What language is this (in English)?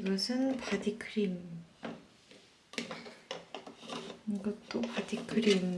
Korean